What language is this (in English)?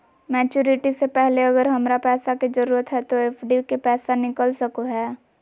Magahi